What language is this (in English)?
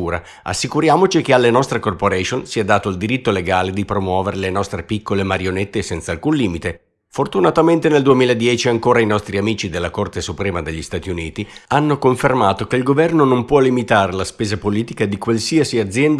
Italian